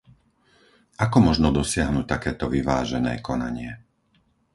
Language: Slovak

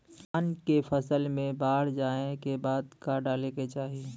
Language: Bhojpuri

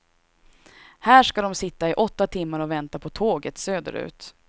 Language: Swedish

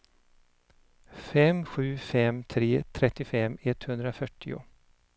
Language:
Swedish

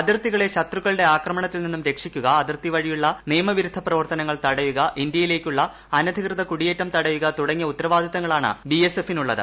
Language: Malayalam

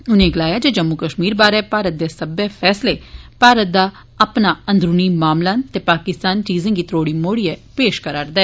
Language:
Dogri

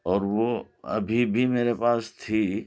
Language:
Urdu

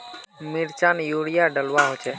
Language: Magahi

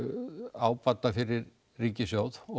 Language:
Icelandic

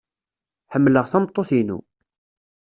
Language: Kabyle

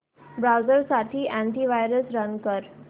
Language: Marathi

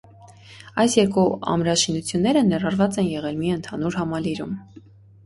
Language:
Armenian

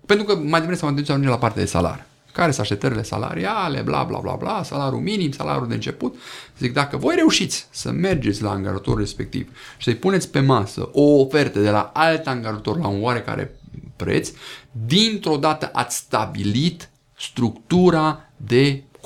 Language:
Romanian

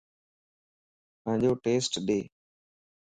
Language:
Lasi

